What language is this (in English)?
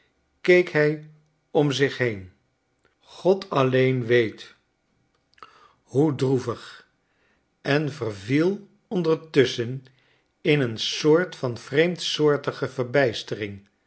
Dutch